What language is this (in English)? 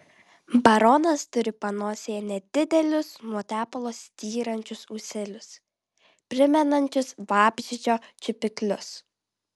Lithuanian